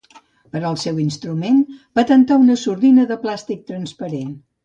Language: Catalan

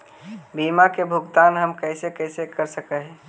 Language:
Magahi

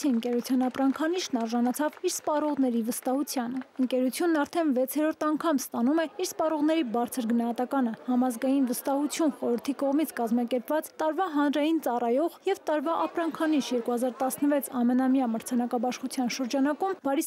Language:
Turkish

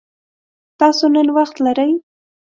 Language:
Pashto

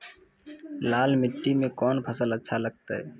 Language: Maithili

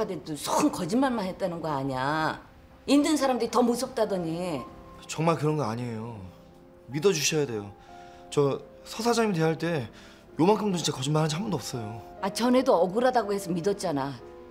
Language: Korean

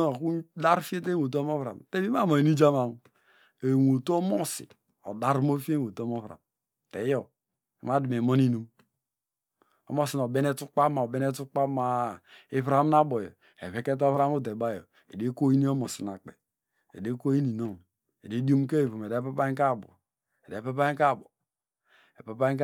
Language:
Degema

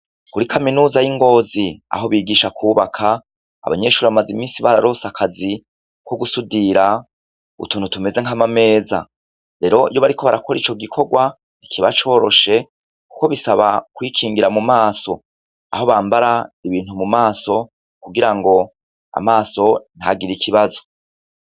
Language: Rundi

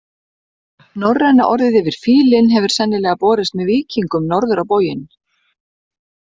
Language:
Icelandic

